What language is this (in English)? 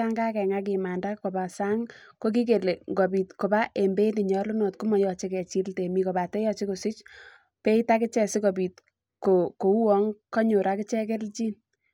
Kalenjin